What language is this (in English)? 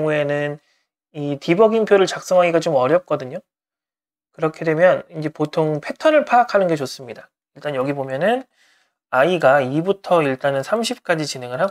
Korean